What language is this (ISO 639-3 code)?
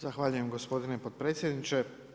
hrv